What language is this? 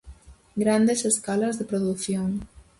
Galician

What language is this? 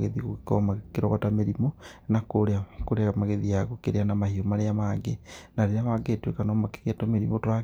Kikuyu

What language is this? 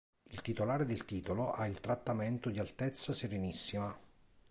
Italian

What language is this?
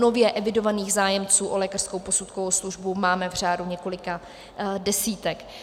Czech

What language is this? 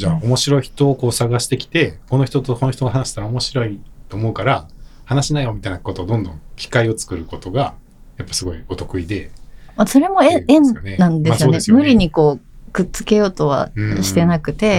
Japanese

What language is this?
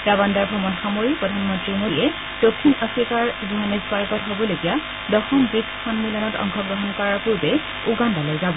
Assamese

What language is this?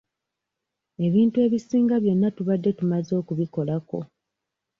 Ganda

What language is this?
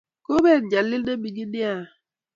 Kalenjin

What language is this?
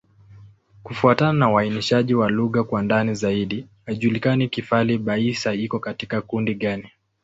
Swahili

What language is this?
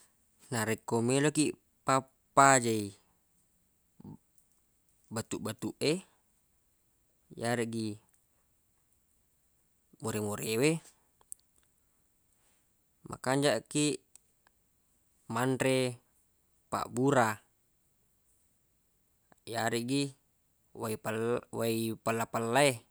Buginese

